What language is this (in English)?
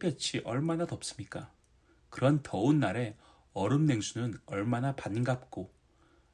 Korean